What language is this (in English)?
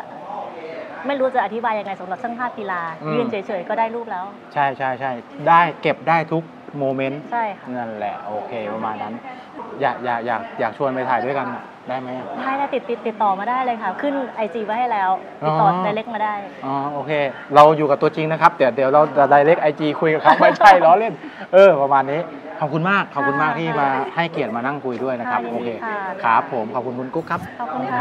Thai